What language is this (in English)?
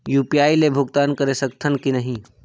Chhattisgarhi